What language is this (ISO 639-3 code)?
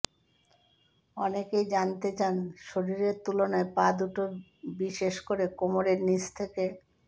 ben